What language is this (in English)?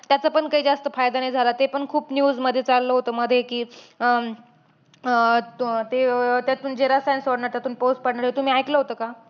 Marathi